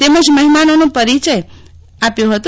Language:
Gujarati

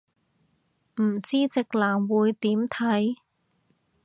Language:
Cantonese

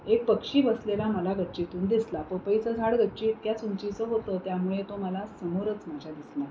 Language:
Marathi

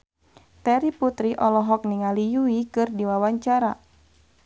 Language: Sundanese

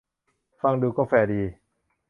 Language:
Thai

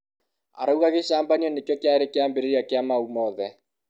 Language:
Kikuyu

